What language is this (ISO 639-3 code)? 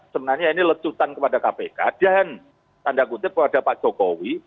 ind